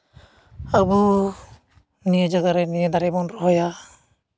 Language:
Santali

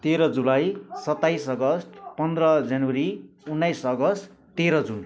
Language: Nepali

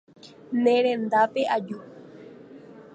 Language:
Guarani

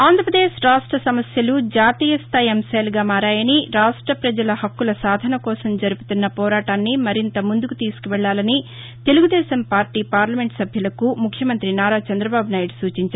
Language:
Telugu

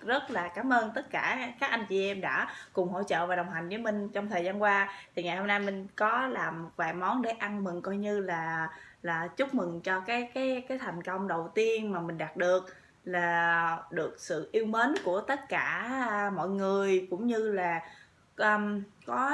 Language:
Vietnamese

